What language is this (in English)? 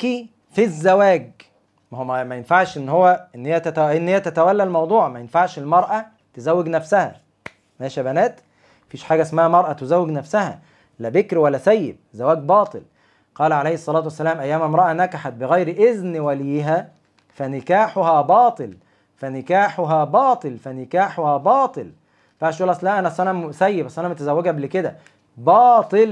Arabic